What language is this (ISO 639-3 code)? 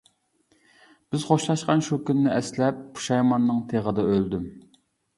uig